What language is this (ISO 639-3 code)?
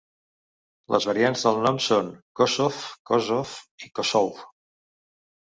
cat